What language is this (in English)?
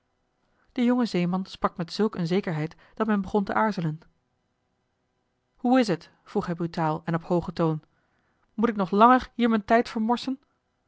Dutch